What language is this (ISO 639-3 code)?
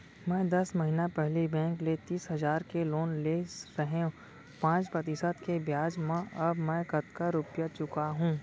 hne